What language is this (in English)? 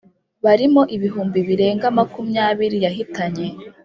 Kinyarwanda